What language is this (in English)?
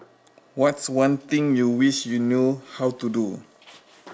English